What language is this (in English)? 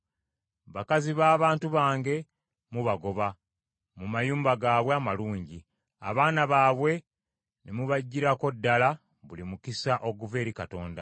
Ganda